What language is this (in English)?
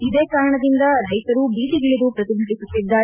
Kannada